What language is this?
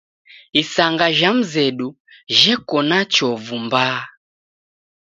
Taita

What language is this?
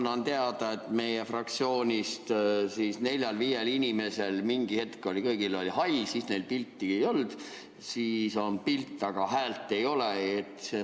Estonian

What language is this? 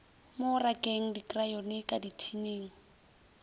Northern Sotho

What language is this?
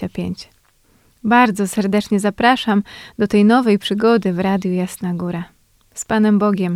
Polish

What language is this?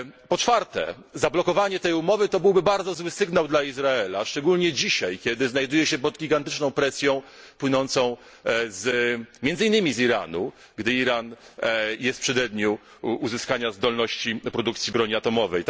Polish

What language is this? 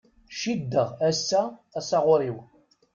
Kabyle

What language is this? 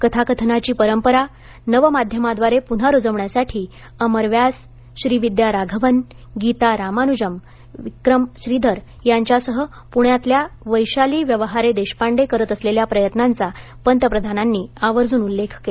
Marathi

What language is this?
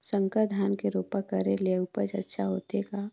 Chhattisgarhi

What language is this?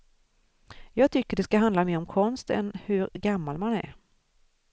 Swedish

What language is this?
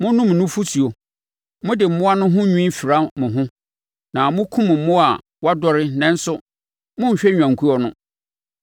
Akan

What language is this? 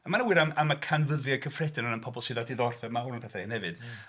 Welsh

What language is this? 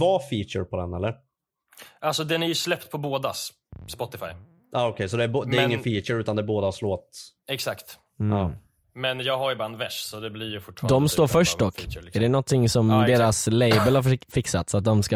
Swedish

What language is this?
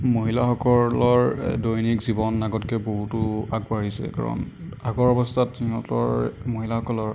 Assamese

